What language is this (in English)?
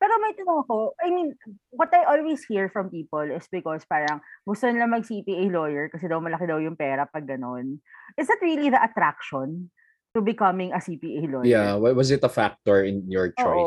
Filipino